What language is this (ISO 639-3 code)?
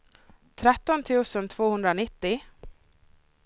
swe